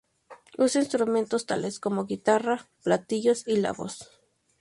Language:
Spanish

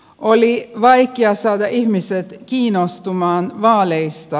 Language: Finnish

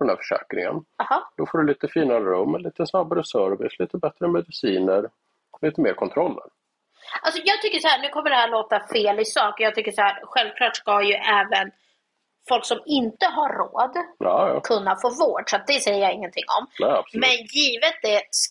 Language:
Swedish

